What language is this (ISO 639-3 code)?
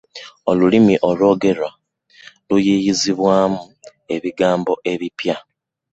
lug